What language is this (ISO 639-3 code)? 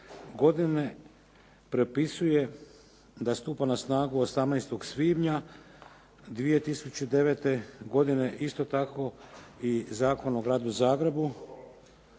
hrv